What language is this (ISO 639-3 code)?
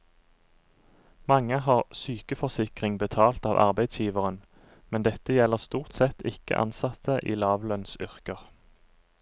nor